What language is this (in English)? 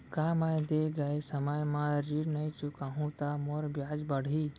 Chhattisgarhi